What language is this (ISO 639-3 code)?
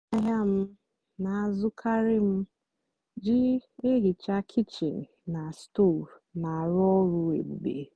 ibo